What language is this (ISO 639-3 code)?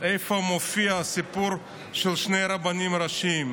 heb